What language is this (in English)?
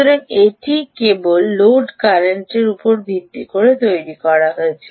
Bangla